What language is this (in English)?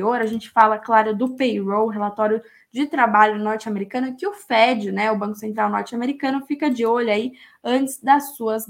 Portuguese